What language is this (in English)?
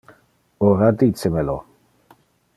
Interlingua